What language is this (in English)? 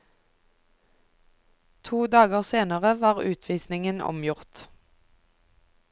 Norwegian